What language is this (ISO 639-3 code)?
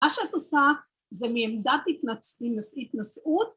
heb